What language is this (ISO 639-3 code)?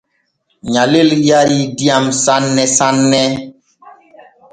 fue